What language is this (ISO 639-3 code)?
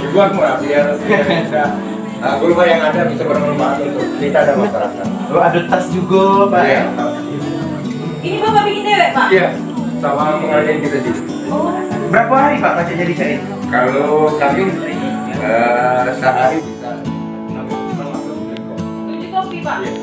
ind